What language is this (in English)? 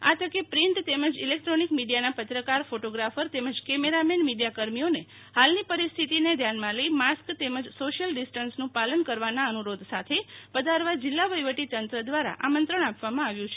Gujarati